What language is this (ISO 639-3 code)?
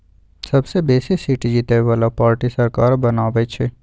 mag